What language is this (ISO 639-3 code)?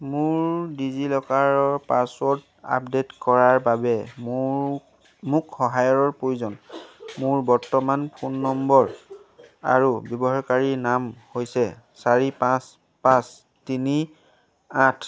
asm